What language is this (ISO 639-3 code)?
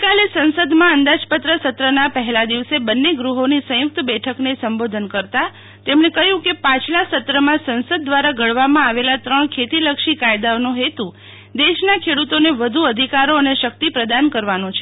guj